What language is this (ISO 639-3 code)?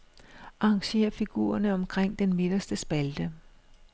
dan